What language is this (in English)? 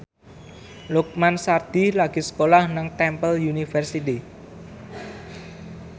Javanese